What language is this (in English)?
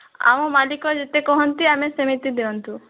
Odia